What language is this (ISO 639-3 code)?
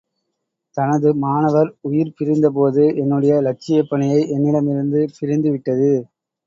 tam